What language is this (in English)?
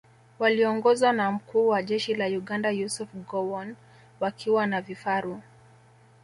Swahili